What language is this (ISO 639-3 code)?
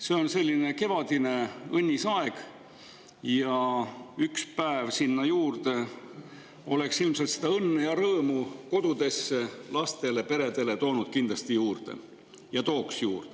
est